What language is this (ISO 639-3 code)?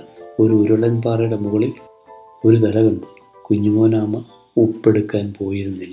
mal